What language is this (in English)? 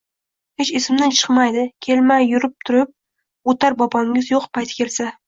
Uzbek